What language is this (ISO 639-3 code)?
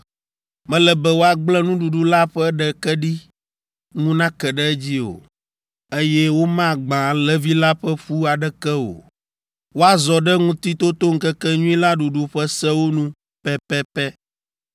ewe